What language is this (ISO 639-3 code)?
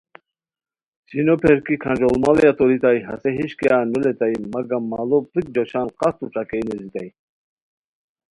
khw